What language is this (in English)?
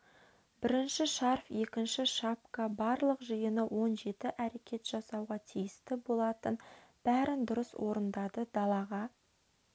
Kazakh